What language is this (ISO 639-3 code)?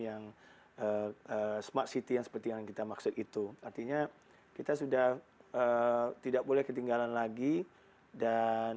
ind